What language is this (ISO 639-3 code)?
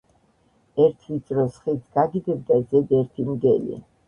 kat